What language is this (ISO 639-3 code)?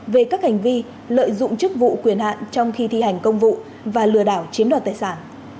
vie